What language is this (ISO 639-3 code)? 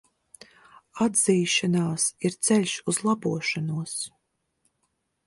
lav